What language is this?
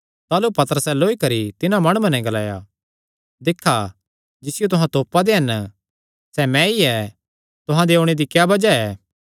Kangri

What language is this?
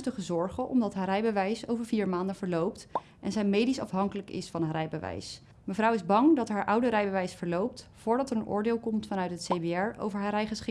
Dutch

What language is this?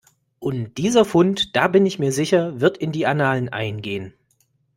German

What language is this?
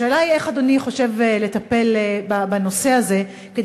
Hebrew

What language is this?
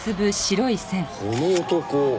Japanese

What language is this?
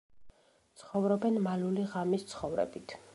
Georgian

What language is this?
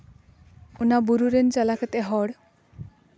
Santali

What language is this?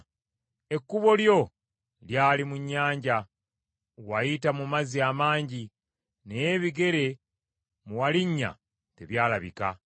Ganda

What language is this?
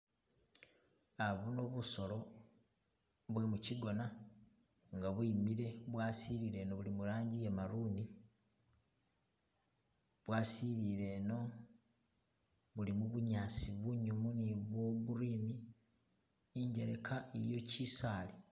Masaaba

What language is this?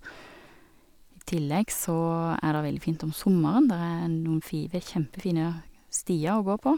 Norwegian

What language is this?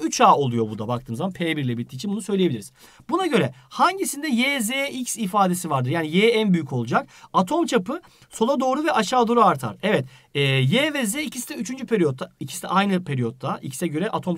Turkish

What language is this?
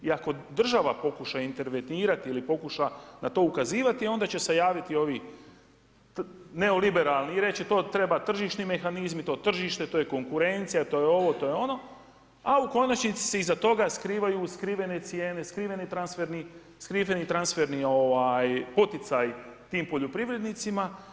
Croatian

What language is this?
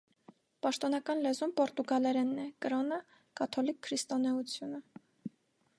Armenian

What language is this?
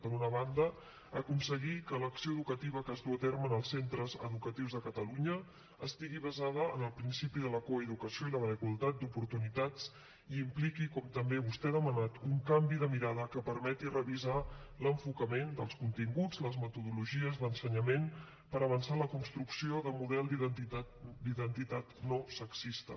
Catalan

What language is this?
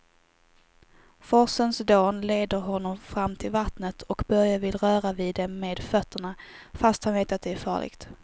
Swedish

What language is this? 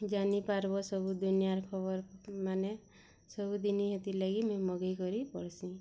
Odia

